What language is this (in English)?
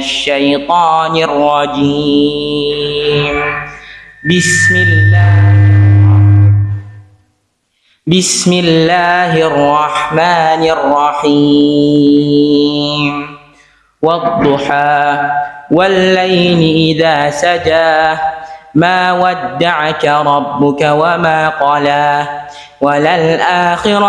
Indonesian